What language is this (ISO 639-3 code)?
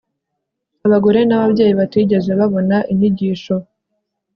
kin